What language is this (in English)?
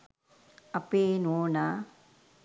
Sinhala